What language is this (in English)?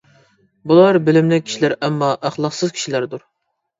Uyghur